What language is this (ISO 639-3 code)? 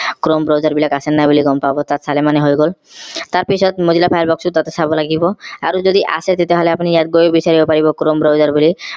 asm